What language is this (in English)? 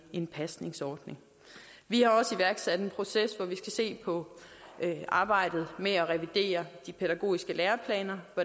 Danish